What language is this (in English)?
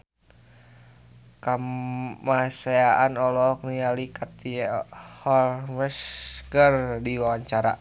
Sundanese